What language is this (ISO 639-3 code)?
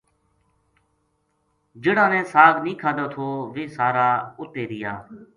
gju